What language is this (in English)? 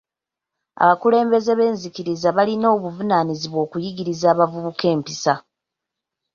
Ganda